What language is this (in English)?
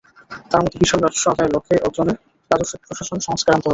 Bangla